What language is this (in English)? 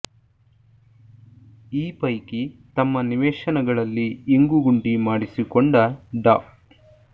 Kannada